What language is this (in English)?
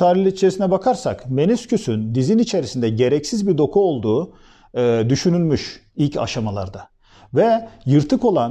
Turkish